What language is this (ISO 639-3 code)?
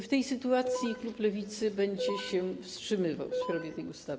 pol